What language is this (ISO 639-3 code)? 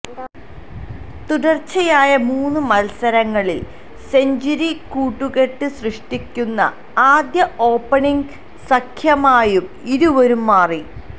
mal